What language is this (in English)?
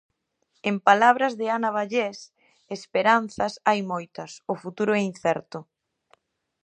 Galician